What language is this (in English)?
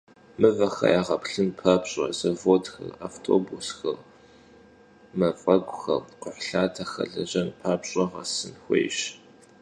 Kabardian